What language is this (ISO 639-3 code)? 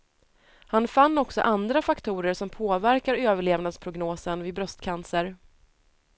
swe